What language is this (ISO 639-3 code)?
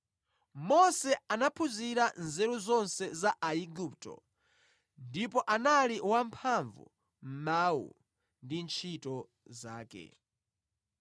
nya